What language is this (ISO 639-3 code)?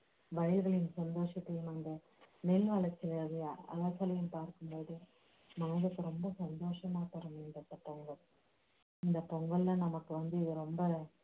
tam